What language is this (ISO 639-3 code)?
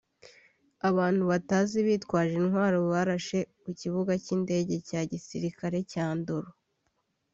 kin